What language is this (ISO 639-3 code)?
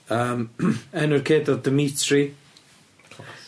cym